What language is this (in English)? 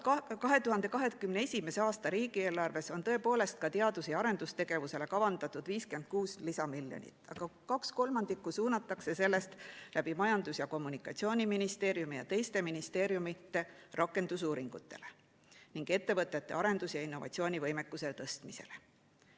Estonian